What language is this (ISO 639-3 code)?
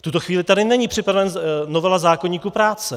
ces